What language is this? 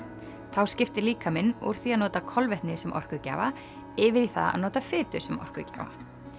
Icelandic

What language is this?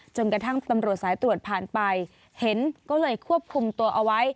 Thai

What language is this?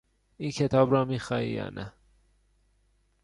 Persian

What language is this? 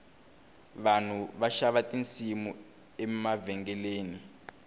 Tsonga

